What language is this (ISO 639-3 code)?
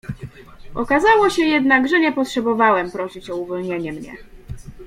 pol